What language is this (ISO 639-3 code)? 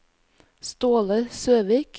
nor